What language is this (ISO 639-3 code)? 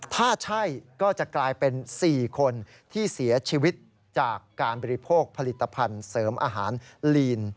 tha